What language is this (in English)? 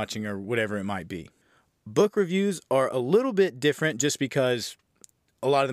English